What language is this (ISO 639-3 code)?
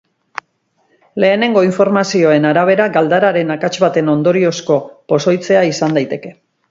eus